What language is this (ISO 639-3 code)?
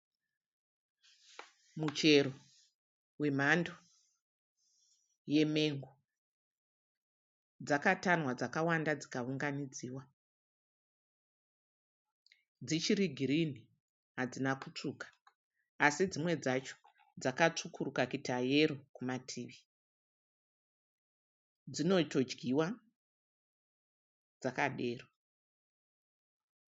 sna